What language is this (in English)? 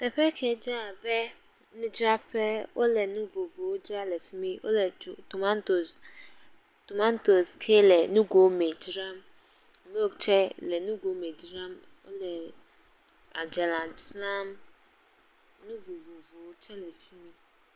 Ewe